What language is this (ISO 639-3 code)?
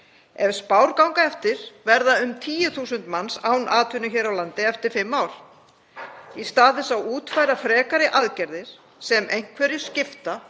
isl